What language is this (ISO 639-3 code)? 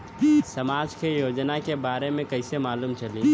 bho